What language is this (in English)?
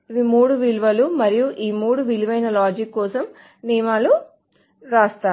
Telugu